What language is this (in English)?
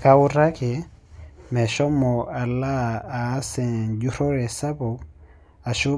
Masai